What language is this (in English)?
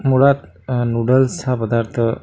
Marathi